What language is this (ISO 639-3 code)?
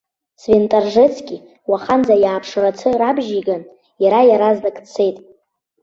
abk